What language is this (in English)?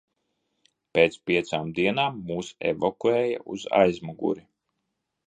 Latvian